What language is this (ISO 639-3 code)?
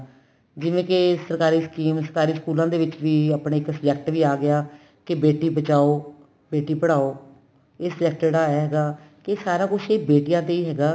pan